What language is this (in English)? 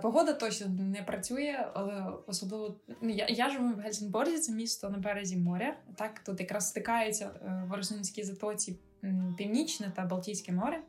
Ukrainian